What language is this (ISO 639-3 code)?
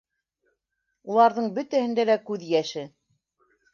bak